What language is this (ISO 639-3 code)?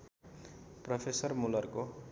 nep